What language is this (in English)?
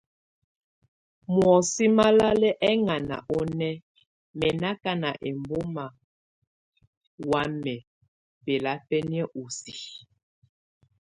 Tunen